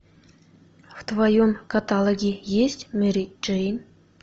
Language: Russian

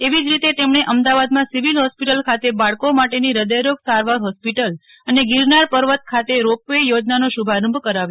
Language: Gujarati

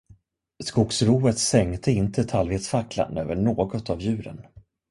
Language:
Swedish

